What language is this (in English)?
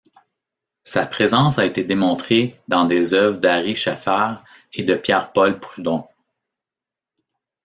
French